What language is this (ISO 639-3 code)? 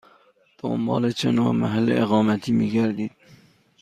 fas